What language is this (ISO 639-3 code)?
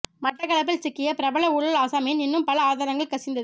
tam